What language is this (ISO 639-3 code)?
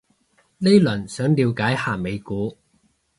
yue